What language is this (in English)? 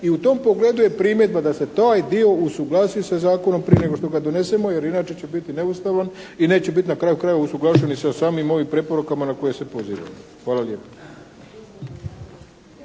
Croatian